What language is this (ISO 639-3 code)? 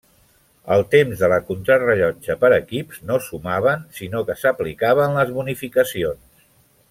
cat